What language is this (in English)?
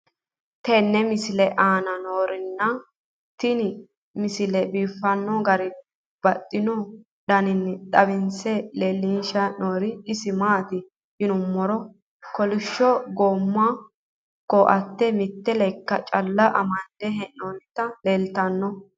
Sidamo